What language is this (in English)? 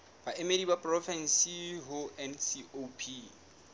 Southern Sotho